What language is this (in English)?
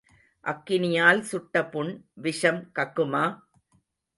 Tamil